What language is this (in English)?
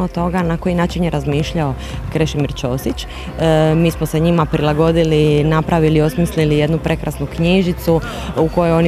Croatian